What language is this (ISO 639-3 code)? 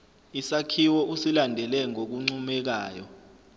zul